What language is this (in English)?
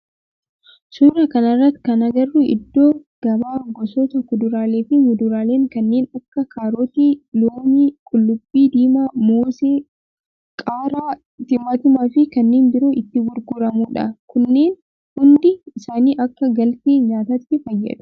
Oromo